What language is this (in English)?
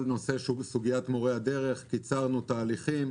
Hebrew